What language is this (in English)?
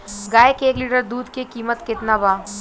Bhojpuri